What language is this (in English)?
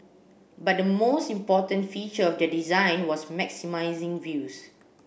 English